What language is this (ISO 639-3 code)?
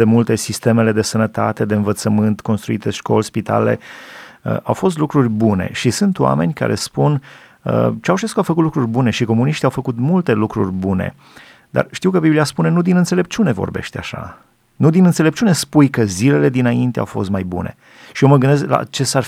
ron